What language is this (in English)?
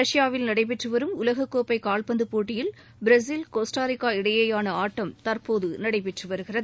Tamil